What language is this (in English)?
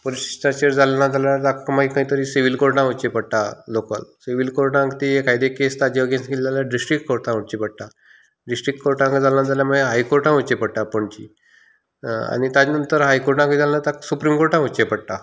Konkani